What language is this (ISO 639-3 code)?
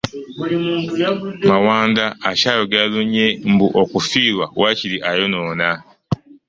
lug